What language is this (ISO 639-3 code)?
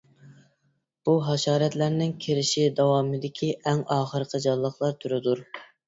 uig